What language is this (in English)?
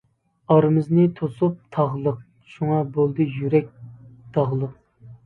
Uyghur